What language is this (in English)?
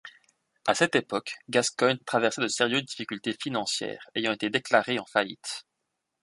French